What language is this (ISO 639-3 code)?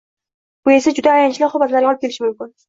uzb